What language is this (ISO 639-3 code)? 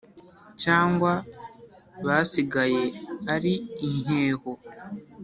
kin